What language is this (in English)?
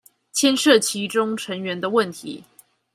Chinese